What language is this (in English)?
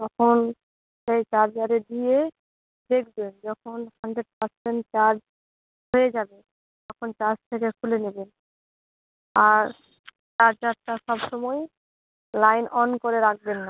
Bangla